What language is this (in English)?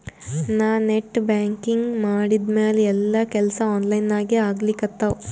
Kannada